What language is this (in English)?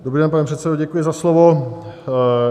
Czech